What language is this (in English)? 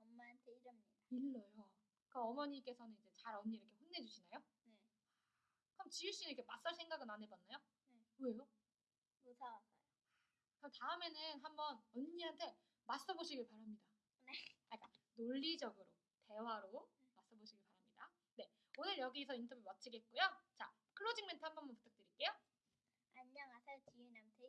Korean